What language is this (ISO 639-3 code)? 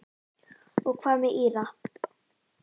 isl